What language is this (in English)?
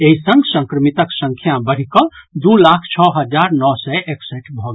Maithili